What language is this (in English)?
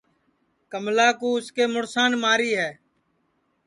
Sansi